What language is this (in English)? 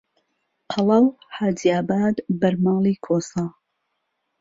Central Kurdish